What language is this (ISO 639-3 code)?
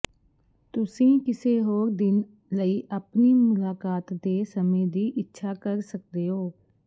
pan